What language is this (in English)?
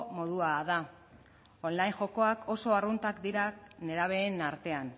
Basque